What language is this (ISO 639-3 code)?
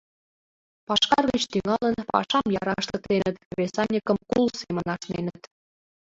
chm